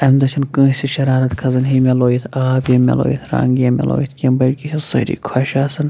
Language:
Kashmiri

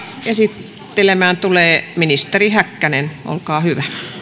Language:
Finnish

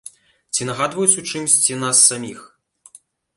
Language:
Belarusian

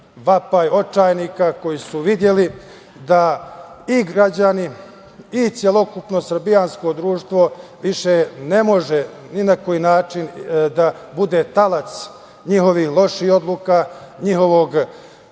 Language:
Serbian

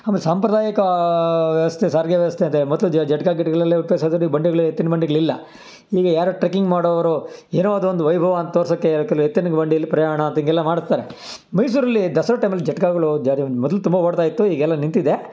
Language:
Kannada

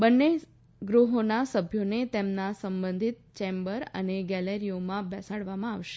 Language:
Gujarati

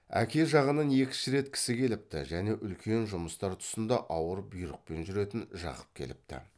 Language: Kazakh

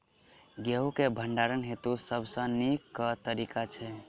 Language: Maithili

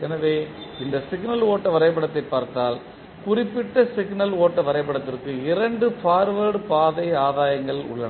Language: Tamil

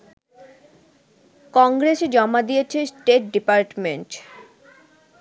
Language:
Bangla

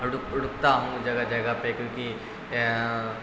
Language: Urdu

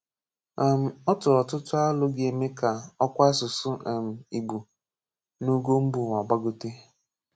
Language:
Igbo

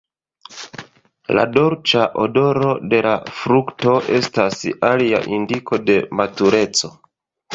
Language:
Esperanto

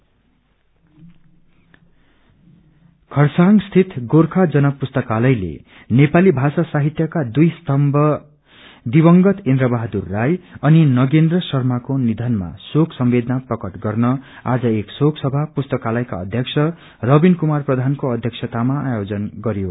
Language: Nepali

